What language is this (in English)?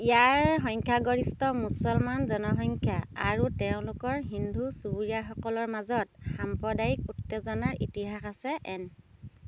Assamese